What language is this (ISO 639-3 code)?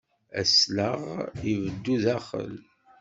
kab